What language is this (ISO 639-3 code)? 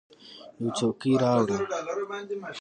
pus